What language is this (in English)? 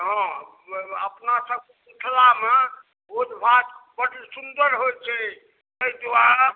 Maithili